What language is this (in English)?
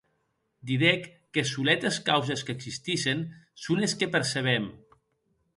Occitan